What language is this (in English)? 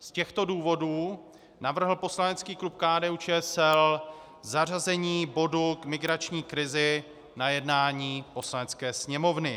Czech